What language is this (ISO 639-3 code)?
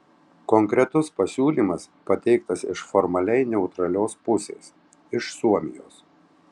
lit